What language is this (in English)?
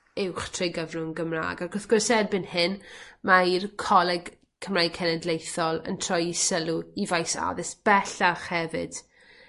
Welsh